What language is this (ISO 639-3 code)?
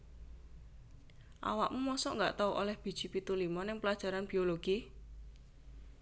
jav